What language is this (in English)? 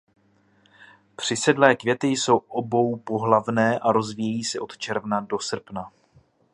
Czech